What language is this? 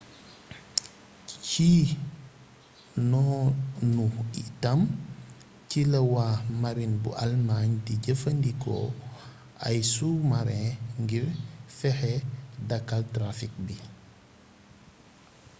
Wolof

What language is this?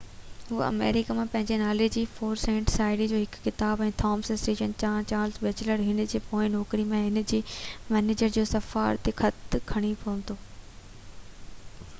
Sindhi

